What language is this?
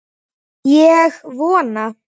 Icelandic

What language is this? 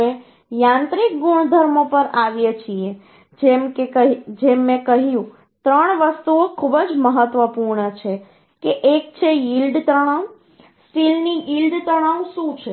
Gujarati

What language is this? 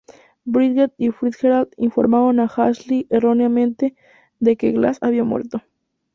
Spanish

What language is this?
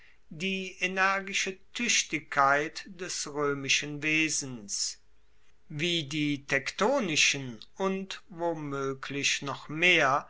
German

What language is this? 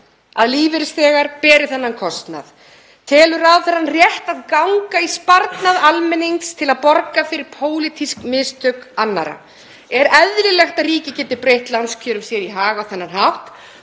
Icelandic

